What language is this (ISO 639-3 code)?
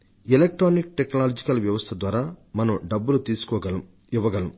tel